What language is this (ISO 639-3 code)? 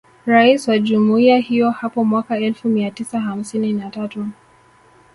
swa